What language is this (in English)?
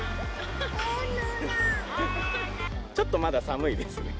Japanese